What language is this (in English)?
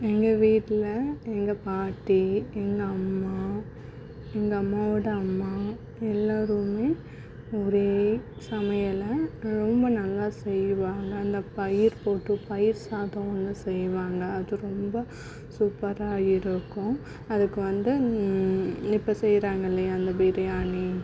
Tamil